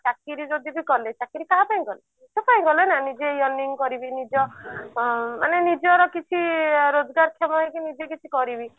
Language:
Odia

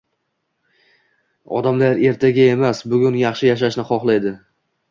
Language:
Uzbek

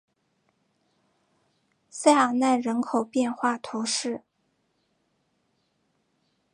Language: Chinese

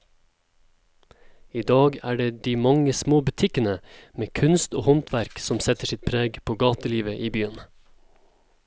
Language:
Norwegian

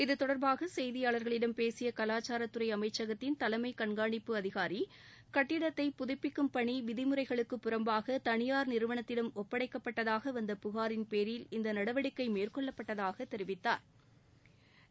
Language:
Tamil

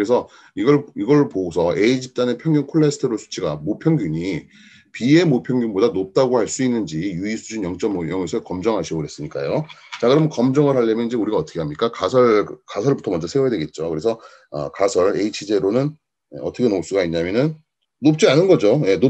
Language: Korean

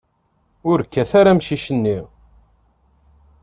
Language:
Kabyle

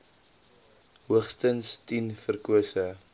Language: Afrikaans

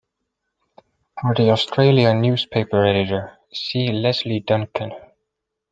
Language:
English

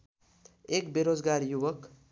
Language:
Nepali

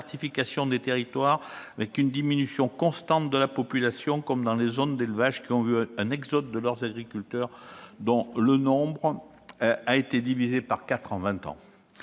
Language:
French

